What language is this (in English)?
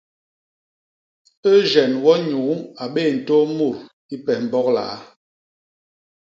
Basaa